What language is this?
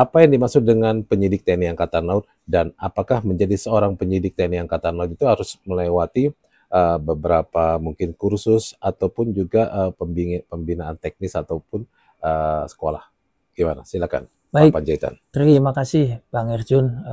Indonesian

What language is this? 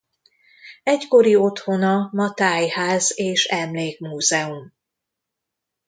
Hungarian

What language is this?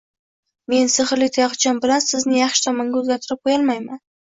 Uzbek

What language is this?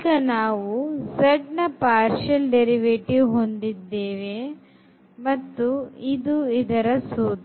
Kannada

